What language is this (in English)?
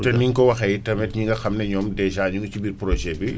Wolof